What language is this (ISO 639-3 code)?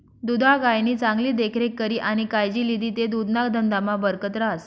mar